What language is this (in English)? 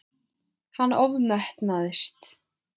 Icelandic